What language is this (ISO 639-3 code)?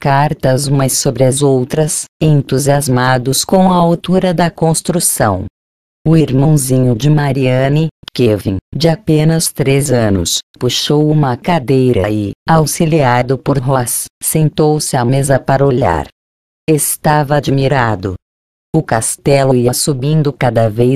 por